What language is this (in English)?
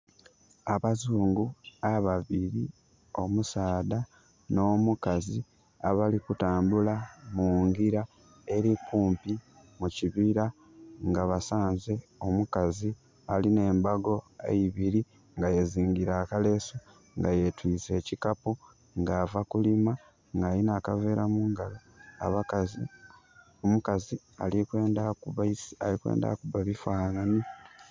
Soga